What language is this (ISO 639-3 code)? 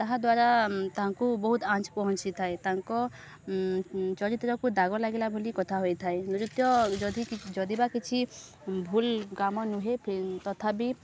ori